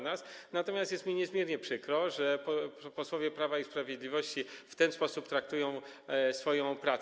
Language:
Polish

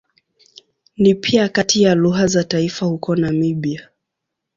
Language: Swahili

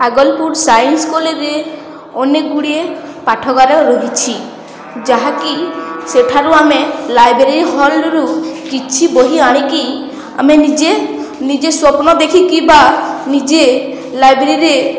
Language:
Odia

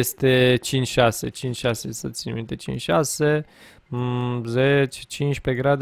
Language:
Romanian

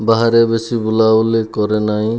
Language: Odia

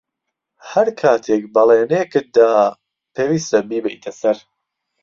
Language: Central Kurdish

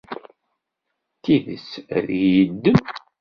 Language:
Kabyle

